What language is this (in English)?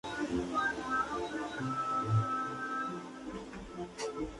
Spanish